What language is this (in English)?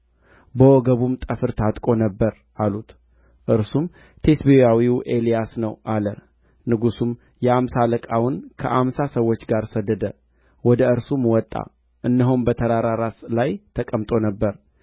Amharic